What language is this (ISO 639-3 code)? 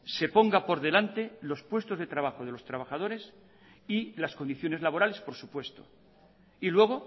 spa